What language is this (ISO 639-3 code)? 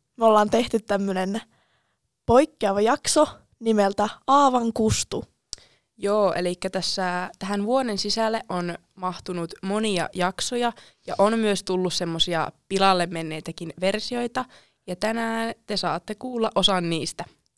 fin